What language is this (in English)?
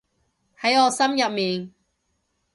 Cantonese